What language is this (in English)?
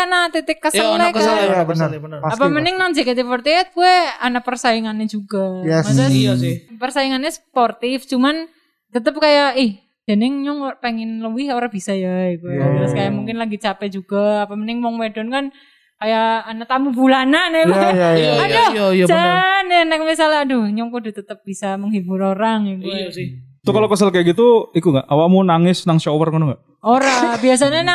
Indonesian